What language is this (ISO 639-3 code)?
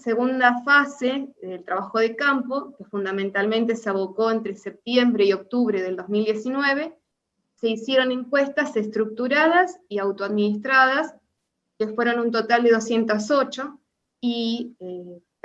spa